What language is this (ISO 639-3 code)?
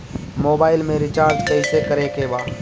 bho